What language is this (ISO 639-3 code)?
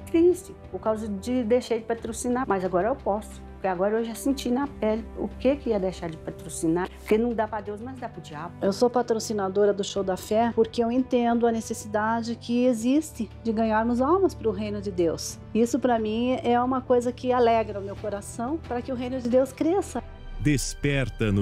por